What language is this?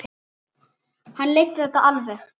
Icelandic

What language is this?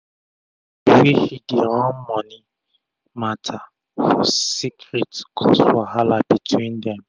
Nigerian Pidgin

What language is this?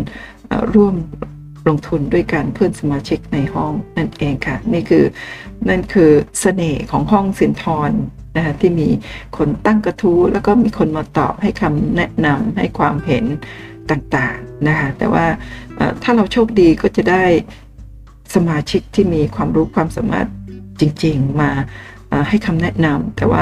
Thai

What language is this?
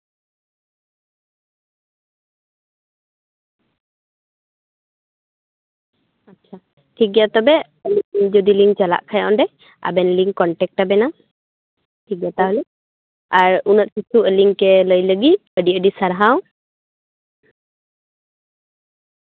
Santali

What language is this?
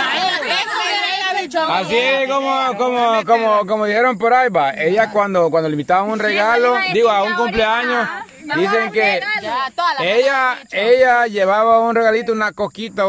Spanish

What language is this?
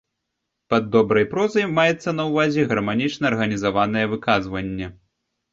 Belarusian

